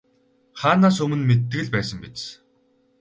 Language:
Mongolian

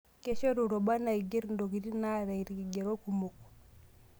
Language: Masai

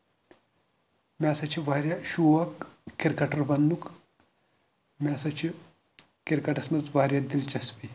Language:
Kashmiri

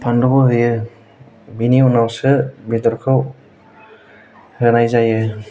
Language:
Bodo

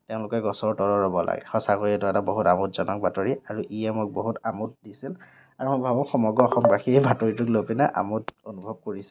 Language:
Assamese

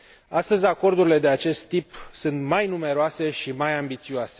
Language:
Romanian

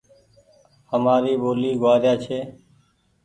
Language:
Goaria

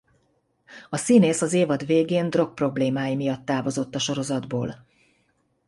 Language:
Hungarian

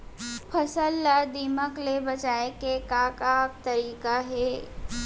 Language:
Chhattisgarhi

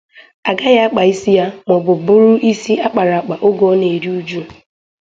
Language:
Igbo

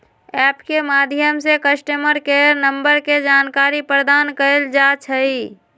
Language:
Magahi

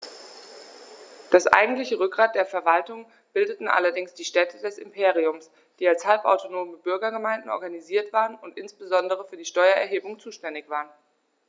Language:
German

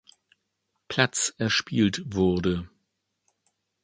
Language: German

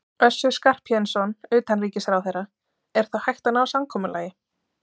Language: Icelandic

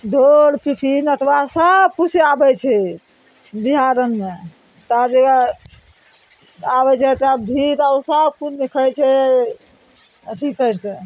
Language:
Maithili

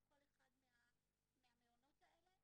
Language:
Hebrew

